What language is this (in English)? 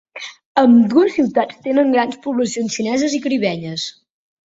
Catalan